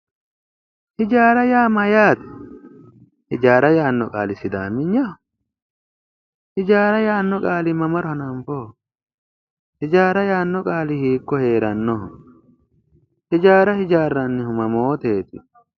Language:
Sidamo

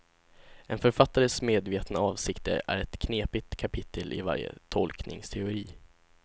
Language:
Swedish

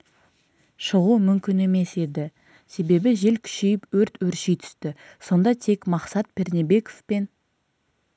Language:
Kazakh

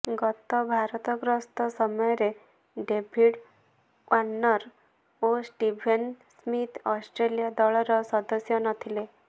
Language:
Odia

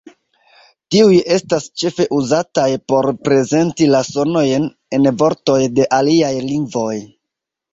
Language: Esperanto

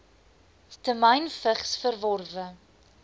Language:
Afrikaans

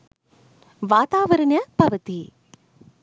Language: Sinhala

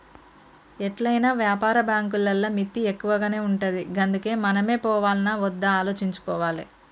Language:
Telugu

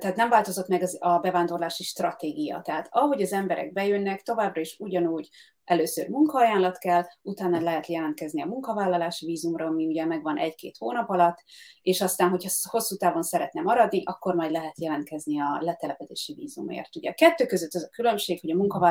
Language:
Hungarian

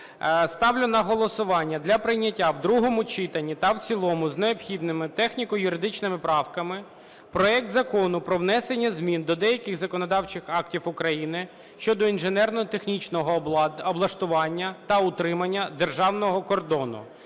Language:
Ukrainian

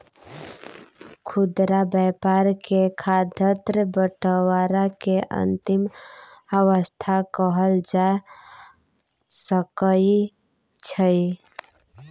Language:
Maithili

